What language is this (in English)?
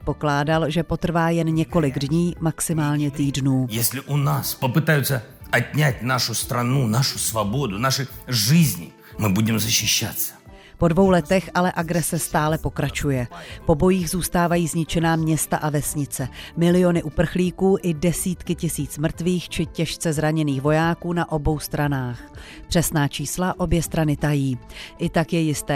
Czech